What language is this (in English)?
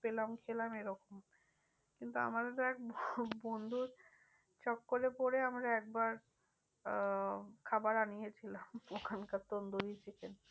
Bangla